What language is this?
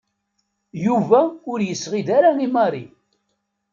Kabyle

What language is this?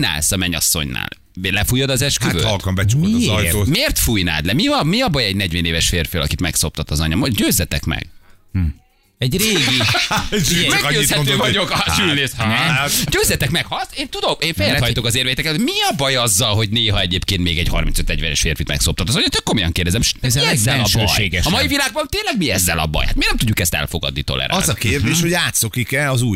Hungarian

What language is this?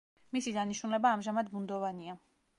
Georgian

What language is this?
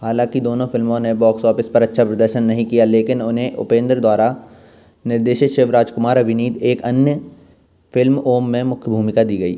Hindi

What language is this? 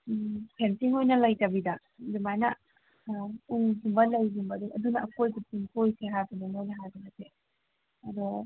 Manipuri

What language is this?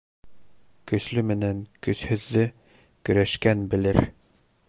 Bashkir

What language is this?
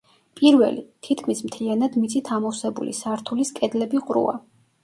Georgian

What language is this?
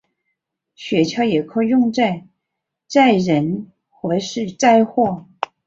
Chinese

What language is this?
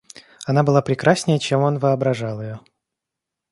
Russian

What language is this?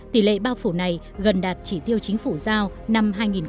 Vietnamese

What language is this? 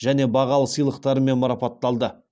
Kazakh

